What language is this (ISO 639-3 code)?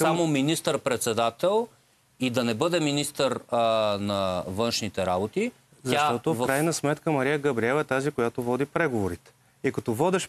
bul